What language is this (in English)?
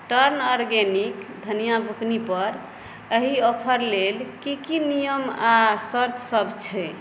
Maithili